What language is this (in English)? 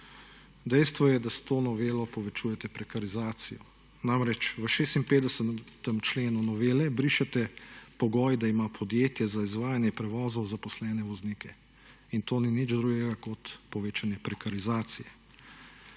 Slovenian